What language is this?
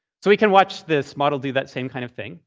English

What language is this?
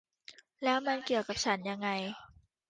Thai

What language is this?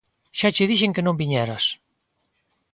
Galician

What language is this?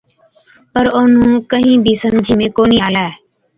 Od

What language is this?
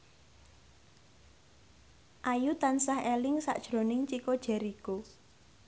Javanese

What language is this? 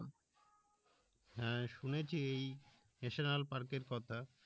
Bangla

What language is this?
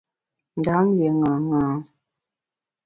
Bamun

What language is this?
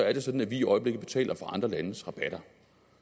Danish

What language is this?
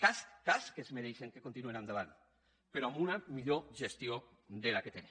Catalan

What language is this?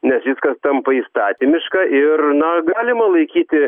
Lithuanian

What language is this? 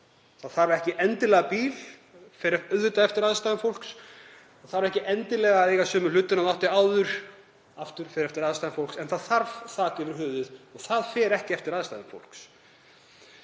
Icelandic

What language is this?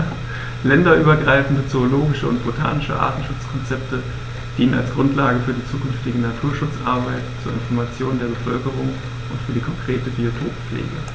German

